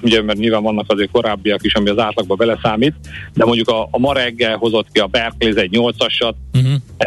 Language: Hungarian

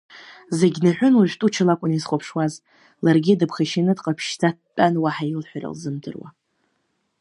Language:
Abkhazian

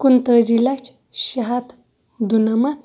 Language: Kashmiri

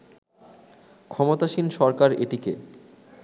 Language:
Bangla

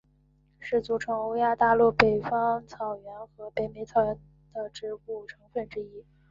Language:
Chinese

